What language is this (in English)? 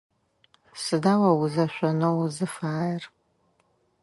Adyghe